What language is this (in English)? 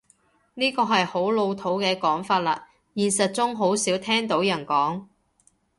Cantonese